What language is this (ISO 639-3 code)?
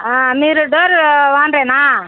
tel